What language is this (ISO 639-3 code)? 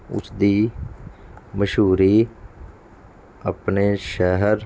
pan